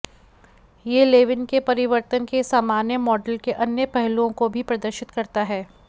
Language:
Hindi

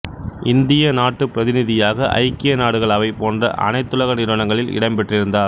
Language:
Tamil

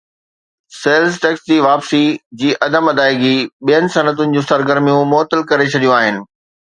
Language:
Sindhi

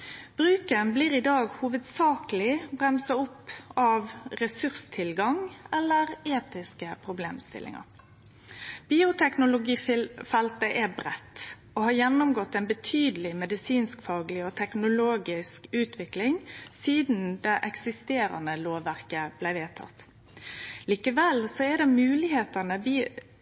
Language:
Norwegian Nynorsk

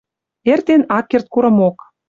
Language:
Western Mari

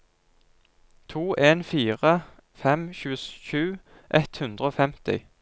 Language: Norwegian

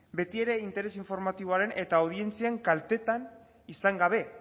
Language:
Basque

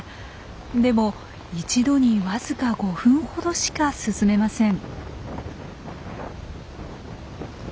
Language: Japanese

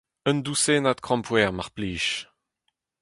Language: Breton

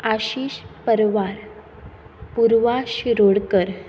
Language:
Konkani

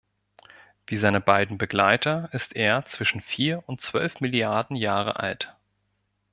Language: German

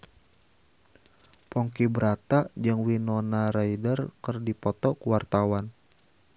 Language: Sundanese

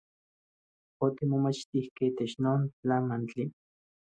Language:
Central Puebla Nahuatl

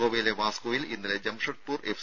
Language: Malayalam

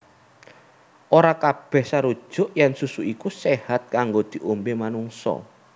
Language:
Javanese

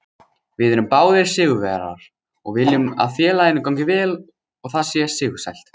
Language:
Icelandic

